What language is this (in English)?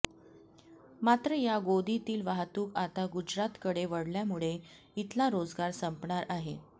Marathi